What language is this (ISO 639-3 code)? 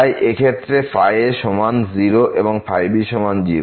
ben